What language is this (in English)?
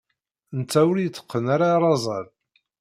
Kabyle